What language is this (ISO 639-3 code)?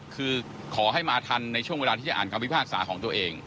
tha